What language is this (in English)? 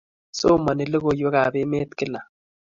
Kalenjin